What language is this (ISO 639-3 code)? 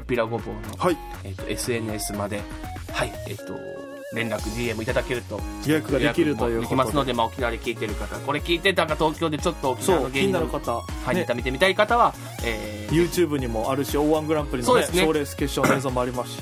jpn